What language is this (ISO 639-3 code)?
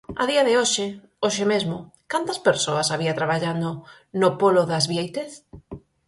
glg